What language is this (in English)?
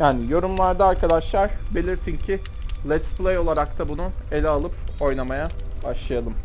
Turkish